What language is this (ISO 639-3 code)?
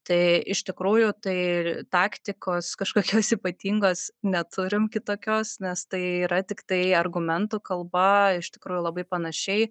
lit